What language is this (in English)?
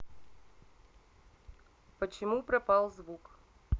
Russian